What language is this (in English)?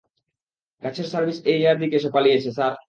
Bangla